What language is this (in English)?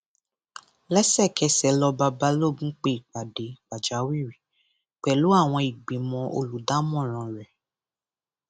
Yoruba